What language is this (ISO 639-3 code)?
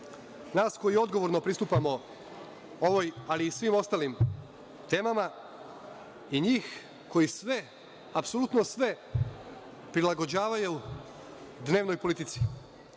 srp